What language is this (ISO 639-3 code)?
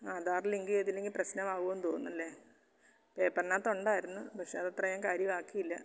mal